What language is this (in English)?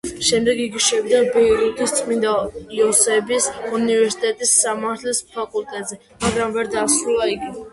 Georgian